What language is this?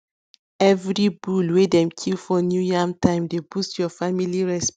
Nigerian Pidgin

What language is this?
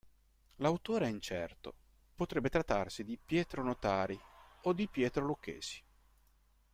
Italian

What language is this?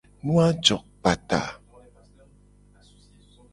Gen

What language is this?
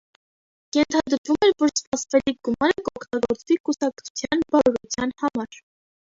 Armenian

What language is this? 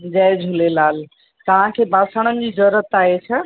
Sindhi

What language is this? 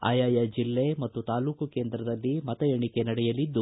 Kannada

